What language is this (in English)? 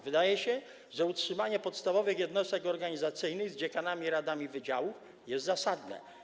Polish